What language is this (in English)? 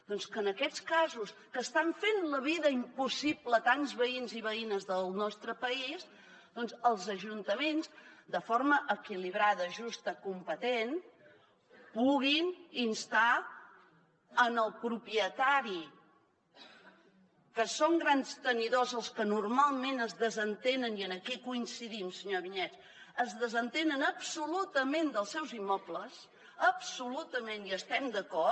Catalan